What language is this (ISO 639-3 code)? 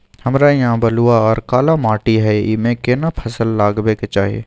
mai